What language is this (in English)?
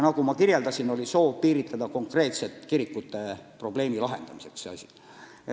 Estonian